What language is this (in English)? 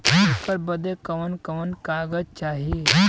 Bhojpuri